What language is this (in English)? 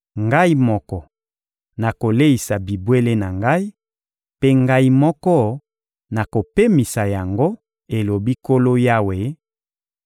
Lingala